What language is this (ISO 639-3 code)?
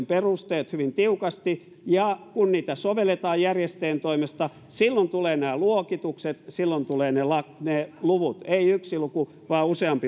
fin